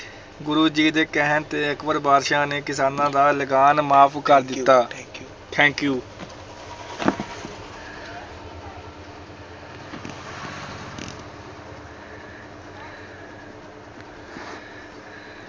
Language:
Punjabi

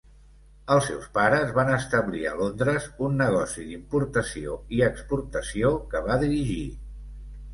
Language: Catalan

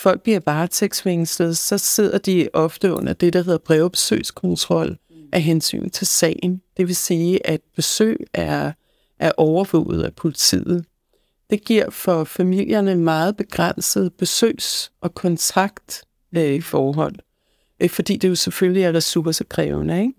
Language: Danish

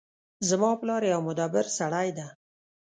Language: Pashto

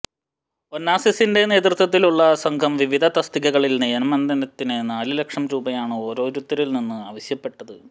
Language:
Malayalam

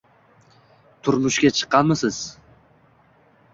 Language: Uzbek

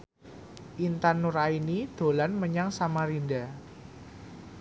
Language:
Javanese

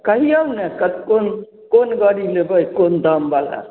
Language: Maithili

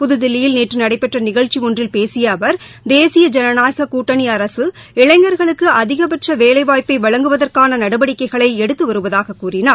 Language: Tamil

